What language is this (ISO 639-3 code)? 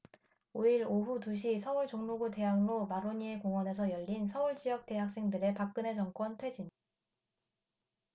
kor